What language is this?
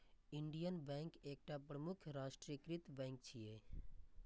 Maithili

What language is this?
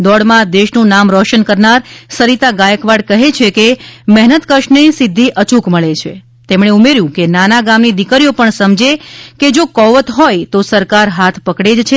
Gujarati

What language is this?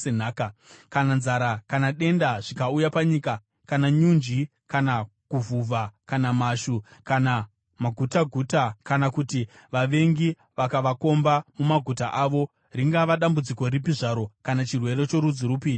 Shona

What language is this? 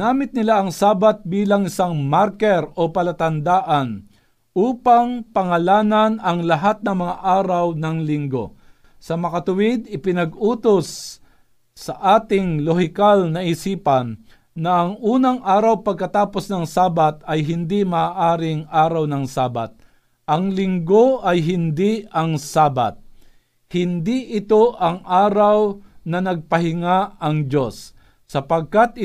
Filipino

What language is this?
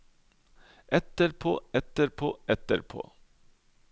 Norwegian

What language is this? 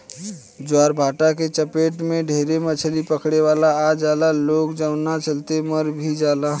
Bhojpuri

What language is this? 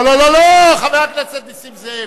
Hebrew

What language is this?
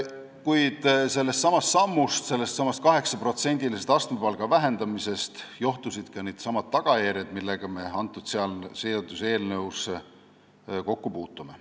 Estonian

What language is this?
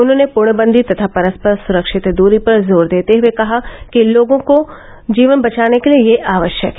Hindi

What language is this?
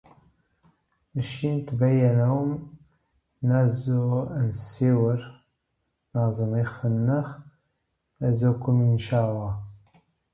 Dutch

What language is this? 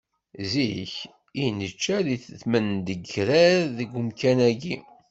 Kabyle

